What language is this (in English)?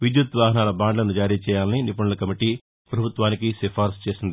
Telugu